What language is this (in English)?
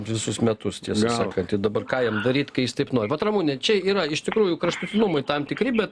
Lithuanian